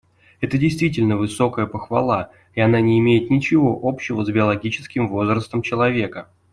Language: Russian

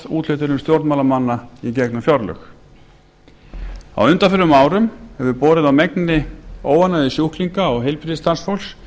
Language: Icelandic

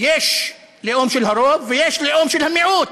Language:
Hebrew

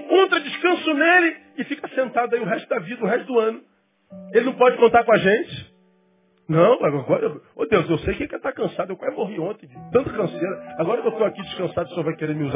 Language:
Portuguese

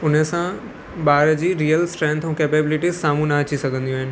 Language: Sindhi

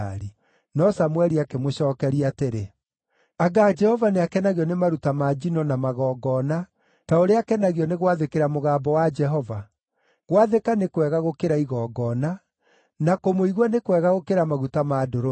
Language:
Kikuyu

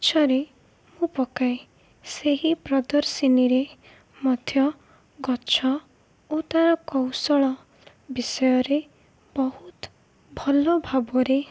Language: Odia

